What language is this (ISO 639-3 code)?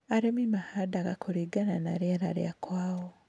kik